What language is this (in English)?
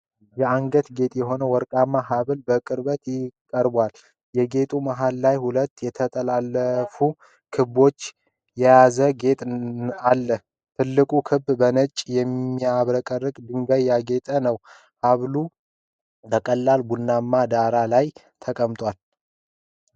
Amharic